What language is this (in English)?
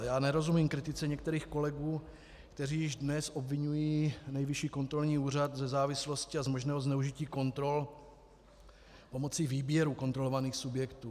Czech